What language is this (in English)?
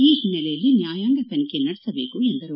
Kannada